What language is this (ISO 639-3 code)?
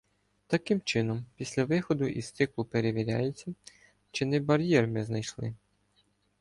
ukr